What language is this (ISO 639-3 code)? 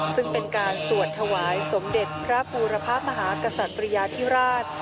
tha